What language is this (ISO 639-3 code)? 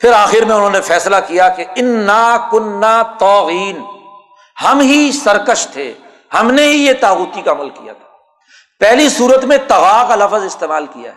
urd